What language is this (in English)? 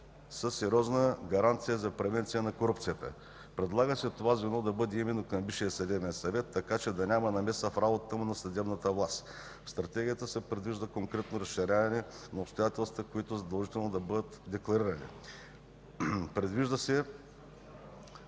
Bulgarian